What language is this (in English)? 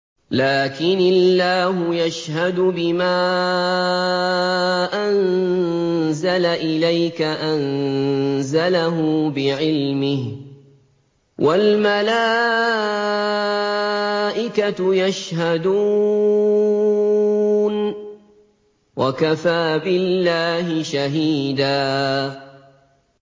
Arabic